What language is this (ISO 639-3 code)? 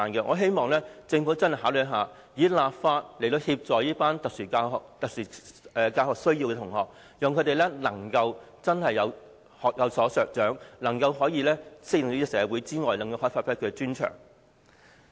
yue